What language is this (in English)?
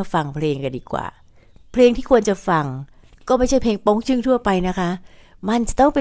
Thai